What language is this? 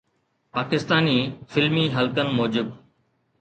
Sindhi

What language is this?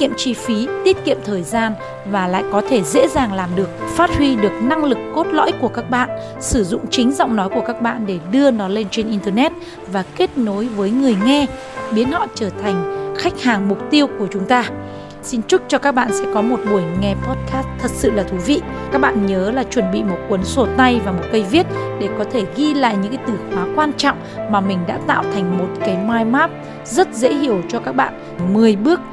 Vietnamese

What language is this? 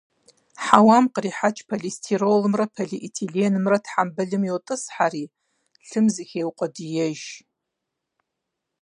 Kabardian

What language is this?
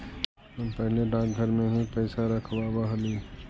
Magahi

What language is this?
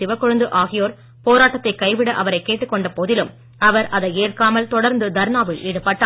Tamil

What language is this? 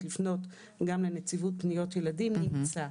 Hebrew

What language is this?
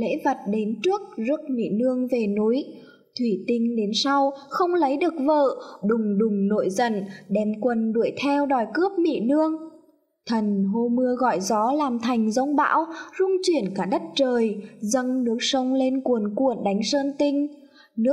Vietnamese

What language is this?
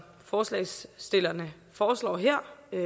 Danish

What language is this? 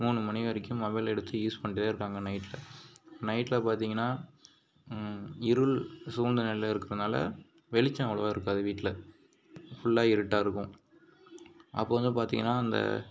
Tamil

